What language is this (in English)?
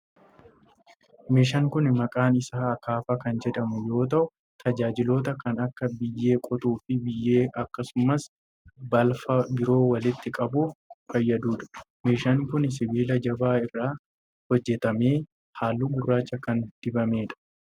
Oromo